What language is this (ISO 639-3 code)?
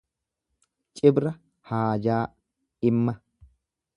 orm